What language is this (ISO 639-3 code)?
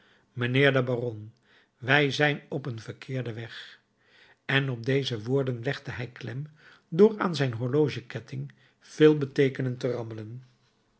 nld